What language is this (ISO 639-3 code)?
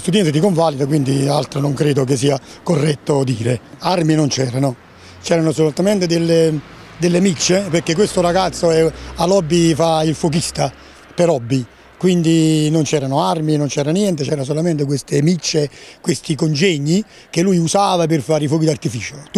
ita